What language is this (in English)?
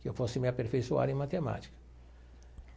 Portuguese